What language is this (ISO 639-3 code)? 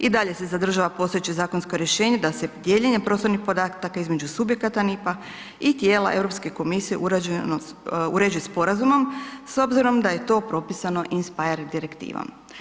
hrv